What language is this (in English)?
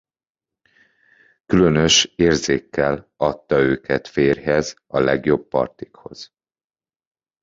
Hungarian